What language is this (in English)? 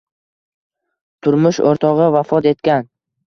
Uzbek